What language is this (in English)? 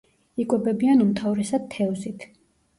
Georgian